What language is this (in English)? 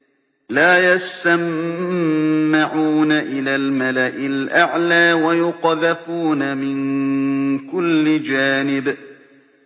Arabic